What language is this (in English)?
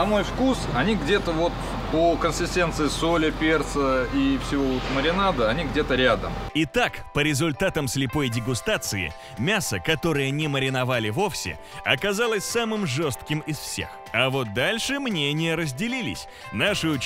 Russian